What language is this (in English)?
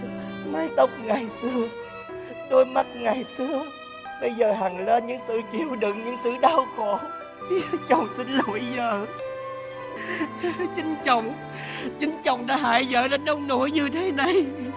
Vietnamese